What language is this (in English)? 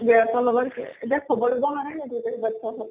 Assamese